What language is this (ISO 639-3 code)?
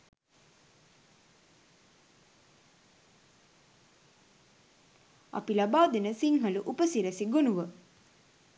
sin